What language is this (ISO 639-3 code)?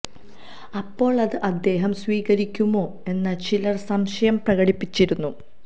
mal